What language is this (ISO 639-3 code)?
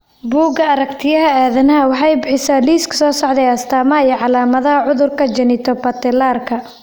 som